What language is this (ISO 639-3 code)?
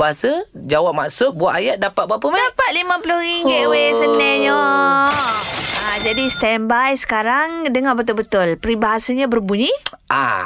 msa